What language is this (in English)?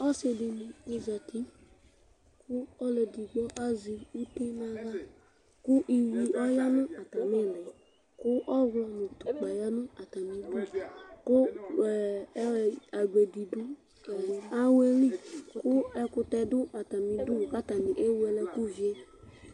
Ikposo